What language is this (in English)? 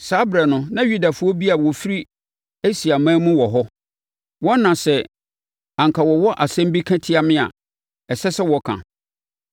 Akan